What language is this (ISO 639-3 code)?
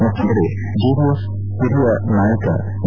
kan